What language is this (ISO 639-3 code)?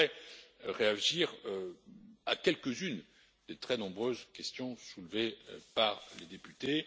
fra